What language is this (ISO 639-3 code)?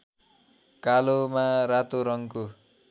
nep